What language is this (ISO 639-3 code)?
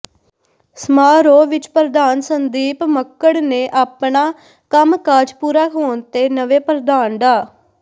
pan